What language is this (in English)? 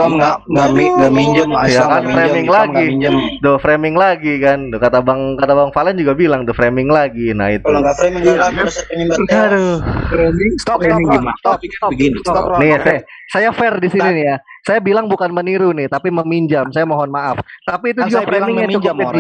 Indonesian